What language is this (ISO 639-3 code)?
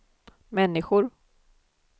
swe